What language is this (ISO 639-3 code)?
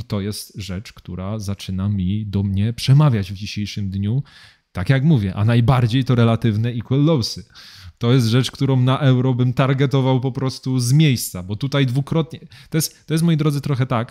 pol